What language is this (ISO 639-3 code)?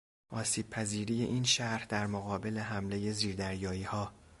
fas